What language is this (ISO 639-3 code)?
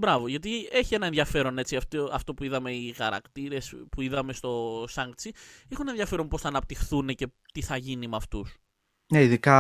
ell